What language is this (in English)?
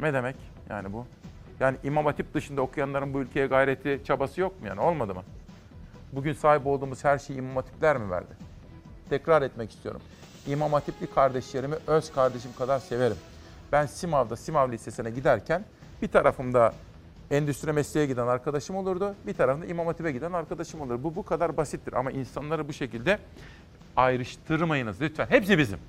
Turkish